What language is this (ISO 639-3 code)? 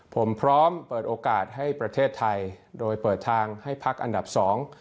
tha